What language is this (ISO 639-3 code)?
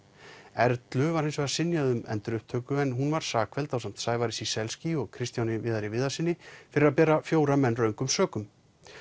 isl